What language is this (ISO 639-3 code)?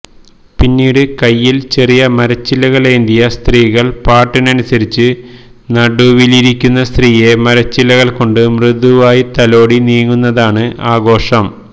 mal